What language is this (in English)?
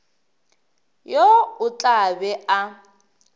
Northern Sotho